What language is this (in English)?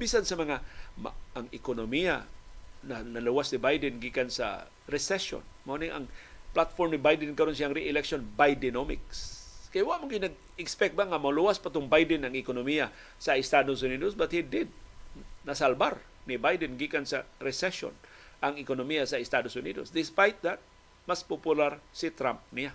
Filipino